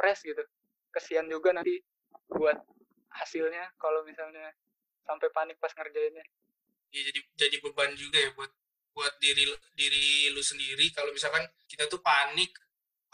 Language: Indonesian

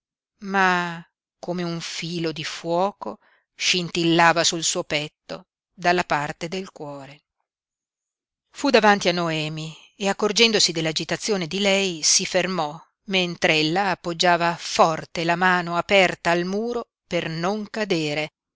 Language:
Italian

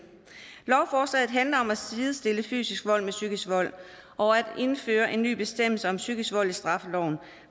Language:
Danish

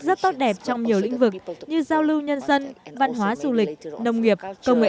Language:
Vietnamese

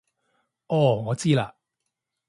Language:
Cantonese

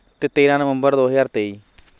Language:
Punjabi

